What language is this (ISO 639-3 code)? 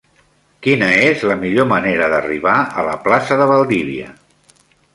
cat